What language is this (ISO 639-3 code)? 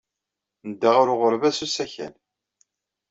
kab